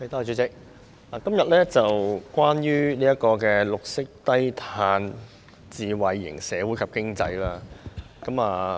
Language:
Cantonese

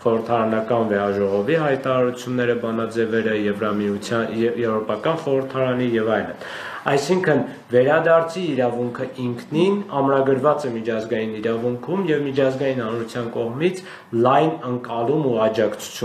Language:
Romanian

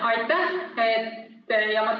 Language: Estonian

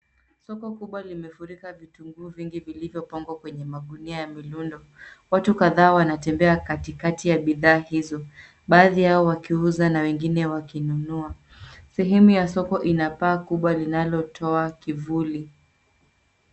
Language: Swahili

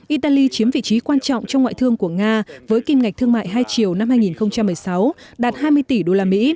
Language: Vietnamese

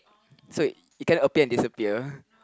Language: English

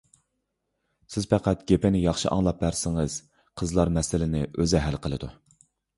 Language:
Uyghur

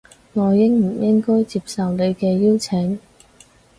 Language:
Cantonese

